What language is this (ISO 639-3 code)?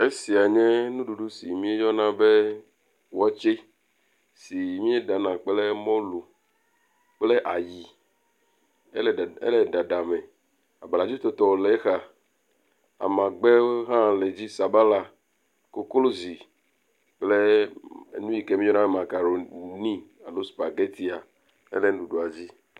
ewe